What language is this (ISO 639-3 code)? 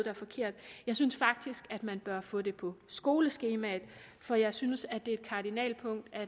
dan